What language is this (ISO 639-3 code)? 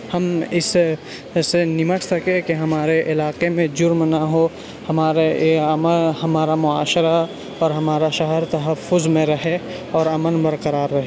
urd